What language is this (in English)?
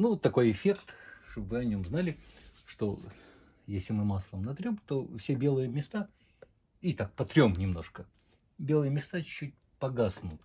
Russian